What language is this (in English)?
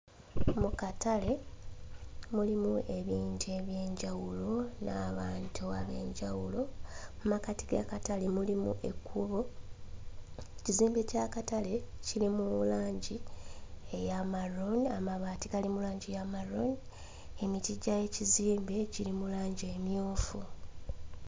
Ganda